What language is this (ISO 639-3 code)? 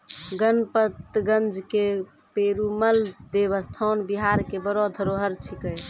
mai